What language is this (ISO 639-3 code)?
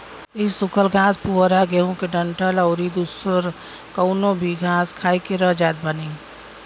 bho